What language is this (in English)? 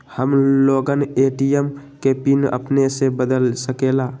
Magahi